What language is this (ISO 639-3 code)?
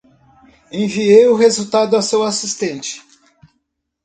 por